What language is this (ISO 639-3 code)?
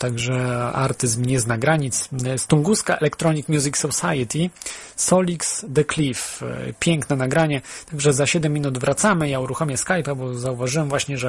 pol